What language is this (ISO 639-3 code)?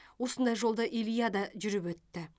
kaz